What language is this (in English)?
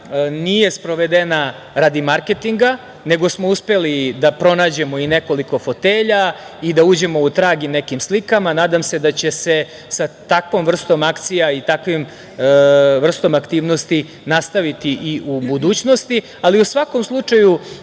Serbian